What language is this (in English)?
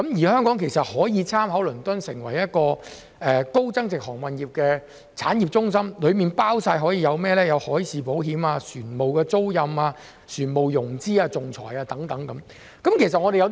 Cantonese